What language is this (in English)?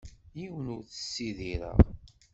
Kabyle